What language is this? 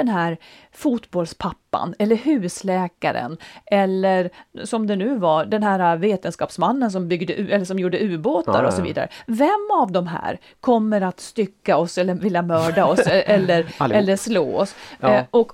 Swedish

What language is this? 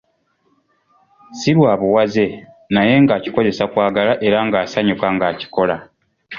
Ganda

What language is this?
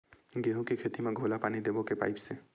Chhattisgarhi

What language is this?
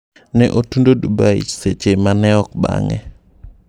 Luo (Kenya and Tanzania)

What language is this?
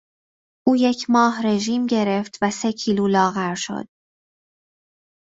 Persian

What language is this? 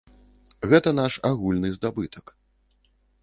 Belarusian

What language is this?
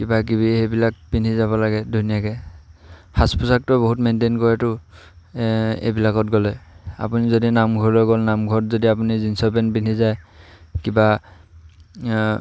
Assamese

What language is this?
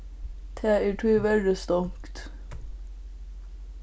Faroese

